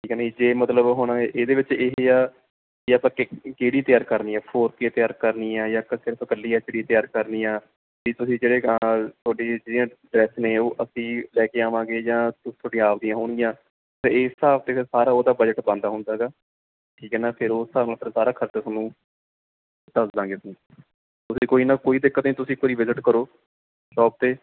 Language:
Punjabi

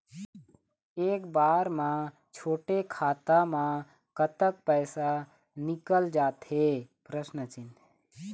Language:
Chhattisgarhi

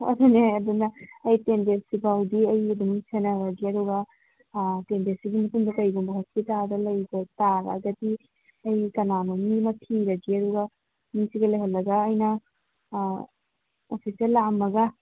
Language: Manipuri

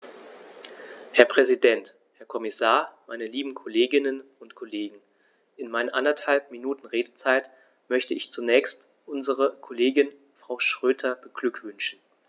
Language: German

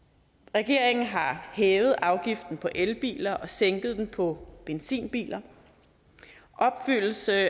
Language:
Danish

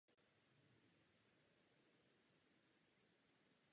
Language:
Czech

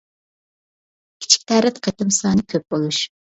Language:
Uyghur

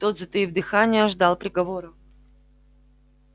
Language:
Russian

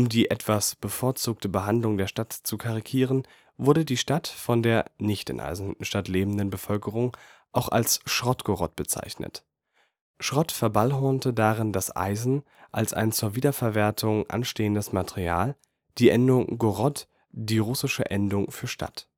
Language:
German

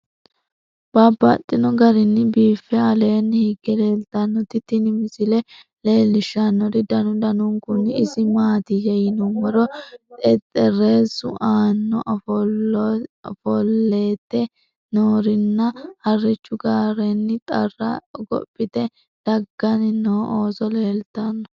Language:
Sidamo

